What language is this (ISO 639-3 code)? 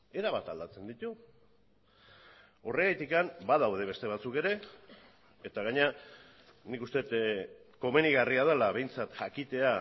eus